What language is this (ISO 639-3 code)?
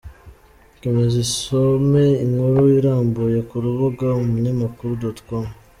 kin